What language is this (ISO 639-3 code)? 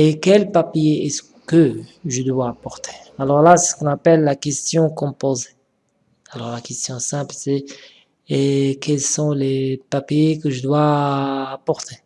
fra